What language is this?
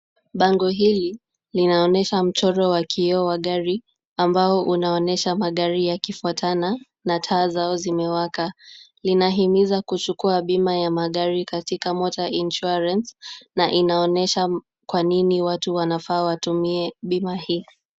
Swahili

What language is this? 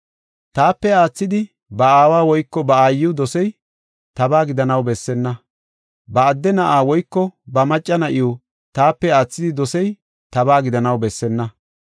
Gofa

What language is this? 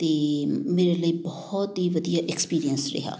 Punjabi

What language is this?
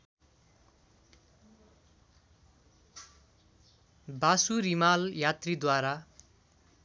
Nepali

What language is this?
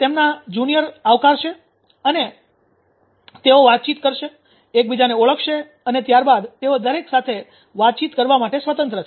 Gujarati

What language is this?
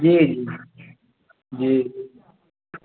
Maithili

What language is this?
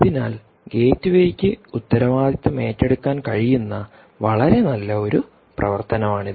Malayalam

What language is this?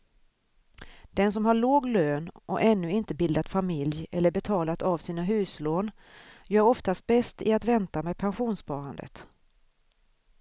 Swedish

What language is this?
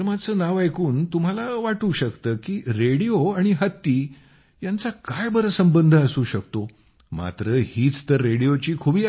Marathi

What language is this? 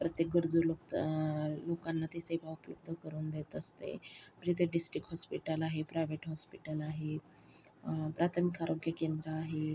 Marathi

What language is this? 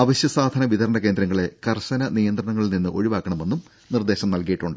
Malayalam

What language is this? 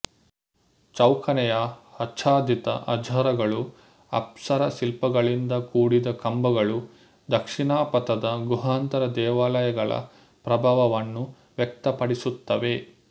Kannada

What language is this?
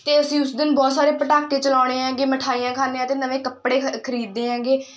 Punjabi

